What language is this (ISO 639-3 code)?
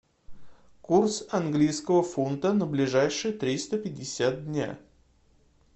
rus